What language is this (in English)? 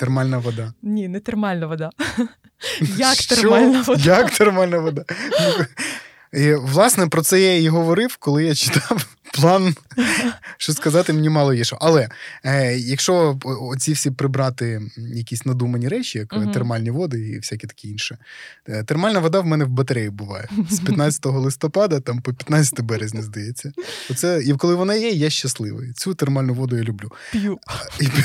Ukrainian